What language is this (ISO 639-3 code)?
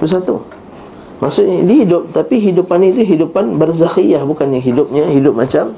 msa